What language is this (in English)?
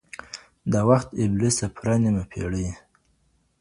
Pashto